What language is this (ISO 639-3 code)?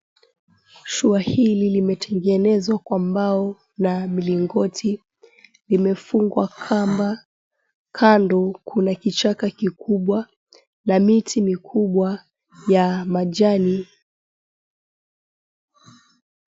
swa